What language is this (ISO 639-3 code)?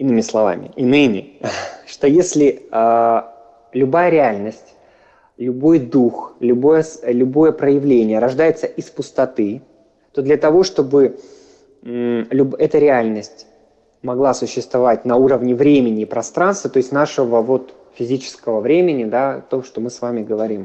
rus